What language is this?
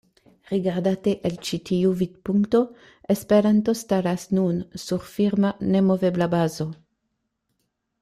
Esperanto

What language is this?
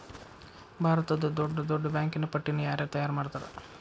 Kannada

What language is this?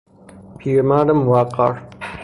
Persian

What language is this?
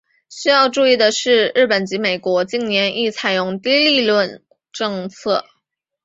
Chinese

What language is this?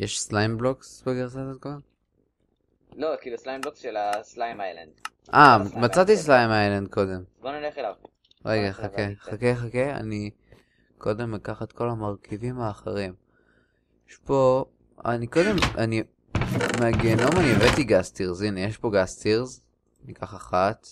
Hebrew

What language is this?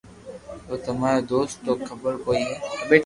Loarki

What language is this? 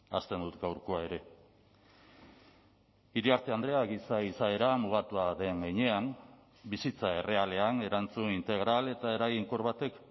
Basque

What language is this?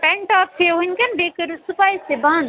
Kashmiri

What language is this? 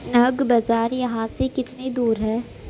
Urdu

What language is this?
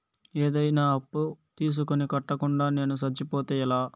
Telugu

